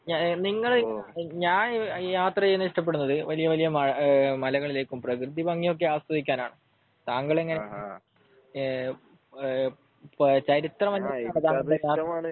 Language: Malayalam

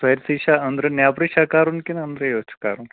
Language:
Kashmiri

